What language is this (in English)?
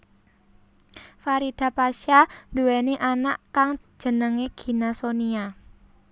Javanese